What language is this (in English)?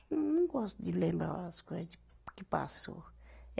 Portuguese